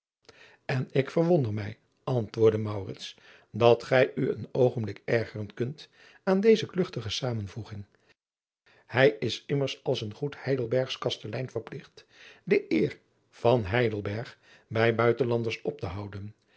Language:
Dutch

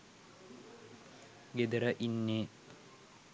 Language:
Sinhala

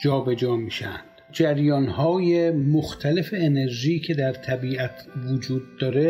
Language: Persian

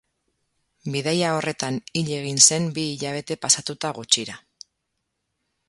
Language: Basque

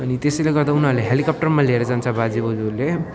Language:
Nepali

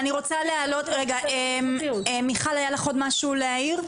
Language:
Hebrew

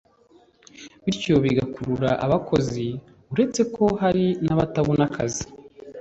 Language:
Kinyarwanda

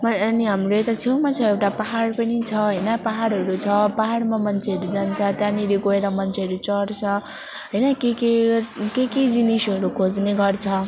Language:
Nepali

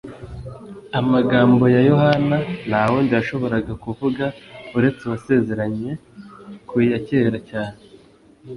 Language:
Kinyarwanda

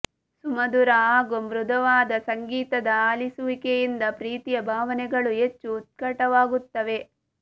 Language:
Kannada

